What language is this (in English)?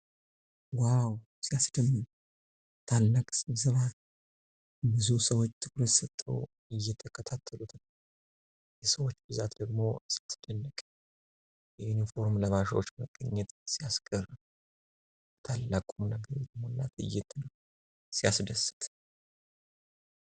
Amharic